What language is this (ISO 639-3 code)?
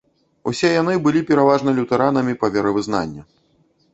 bel